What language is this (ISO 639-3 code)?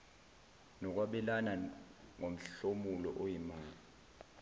zul